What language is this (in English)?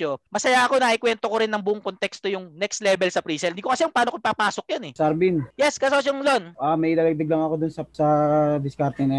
Filipino